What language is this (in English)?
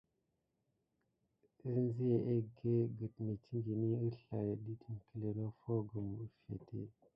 Gidar